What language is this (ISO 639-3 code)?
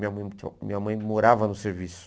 por